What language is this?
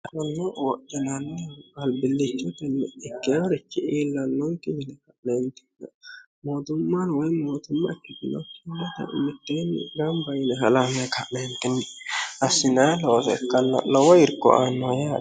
Sidamo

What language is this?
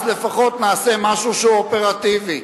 Hebrew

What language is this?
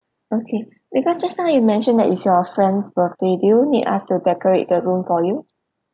English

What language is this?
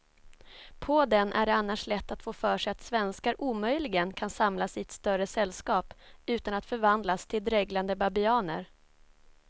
Swedish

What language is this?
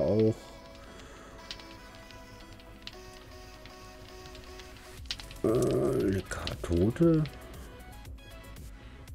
German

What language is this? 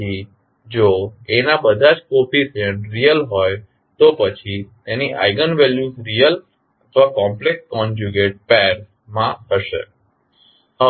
Gujarati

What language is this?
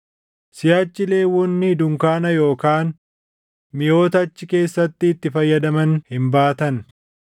Oromo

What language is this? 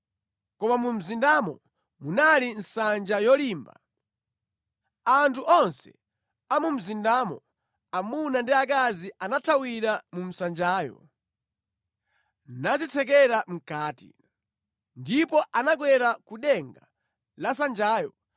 Nyanja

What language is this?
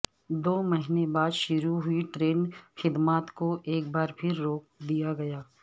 Urdu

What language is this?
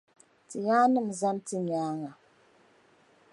Dagbani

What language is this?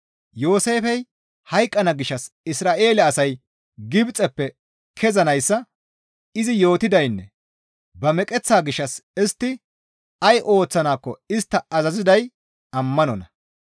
Gamo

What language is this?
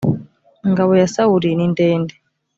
Kinyarwanda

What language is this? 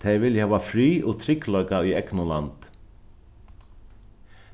Faroese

